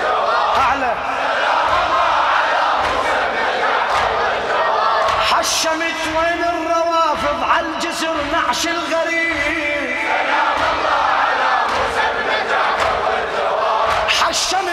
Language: Arabic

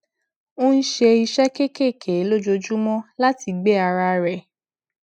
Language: Yoruba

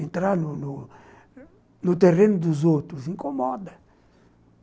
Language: Portuguese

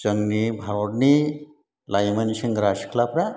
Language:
Bodo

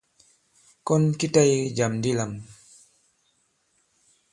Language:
Bankon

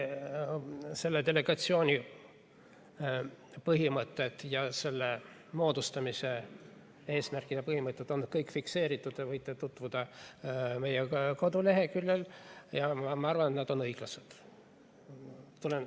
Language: Estonian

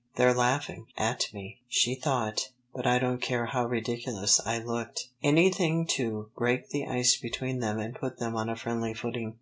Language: English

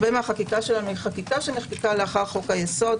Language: Hebrew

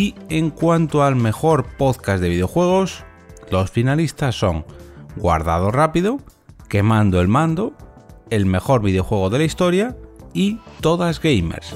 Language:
Spanish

